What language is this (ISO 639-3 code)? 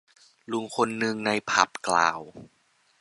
tha